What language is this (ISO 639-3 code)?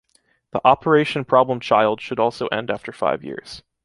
eng